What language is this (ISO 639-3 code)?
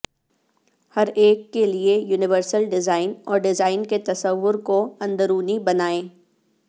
urd